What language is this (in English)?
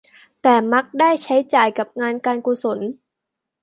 Thai